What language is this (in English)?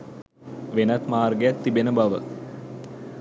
Sinhala